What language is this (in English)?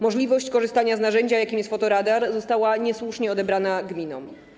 Polish